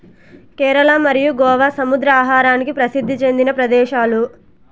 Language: Telugu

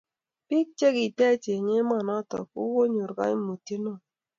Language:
Kalenjin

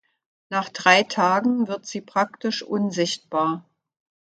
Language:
German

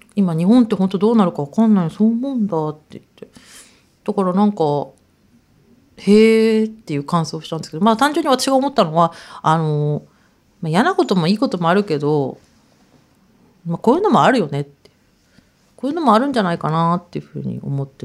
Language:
Japanese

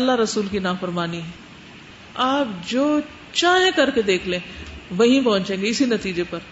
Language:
Urdu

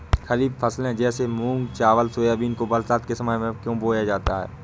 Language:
Hindi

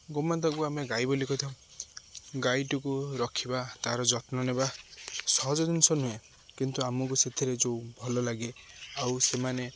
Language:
Odia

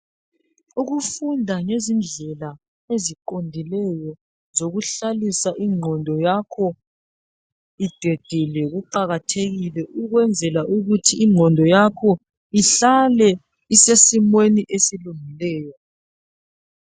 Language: North Ndebele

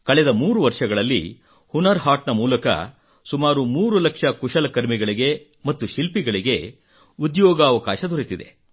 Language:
Kannada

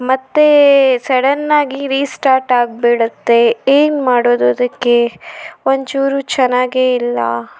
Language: Kannada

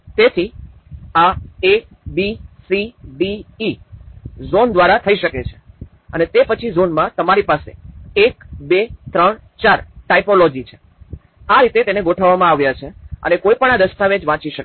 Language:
Gujarati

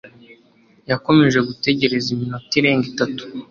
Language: Kinyarwanda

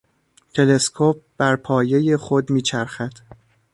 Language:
Persian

